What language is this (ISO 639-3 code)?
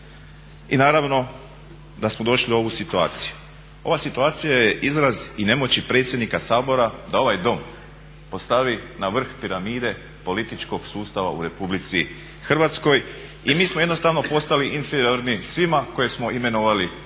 hrv